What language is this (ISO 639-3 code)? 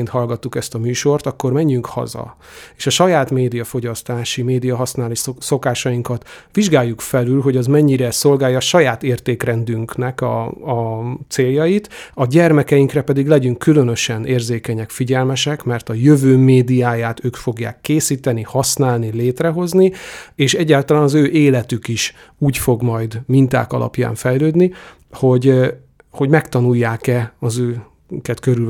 hun